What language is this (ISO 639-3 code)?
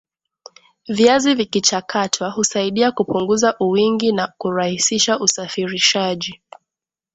swa